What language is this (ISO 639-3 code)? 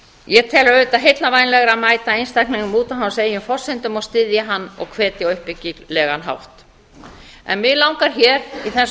isl